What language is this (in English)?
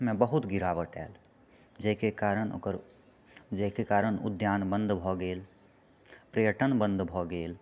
Maithili